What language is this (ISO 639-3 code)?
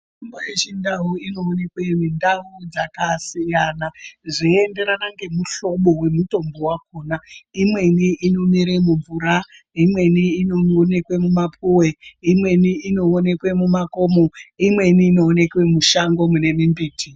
ndc